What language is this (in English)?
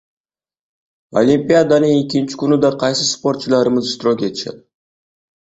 Uzbek